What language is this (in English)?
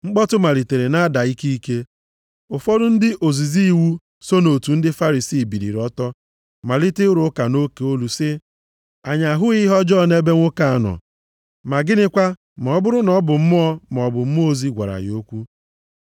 Igbo